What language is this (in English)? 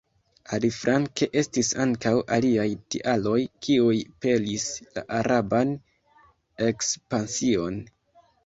Esperanto